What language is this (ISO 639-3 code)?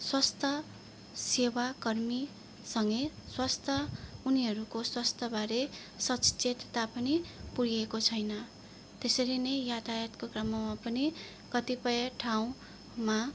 nep